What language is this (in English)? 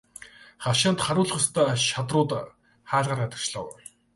Mongolian